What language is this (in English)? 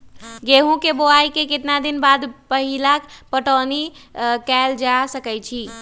Magahi